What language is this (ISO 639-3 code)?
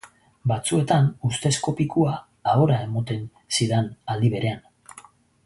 eus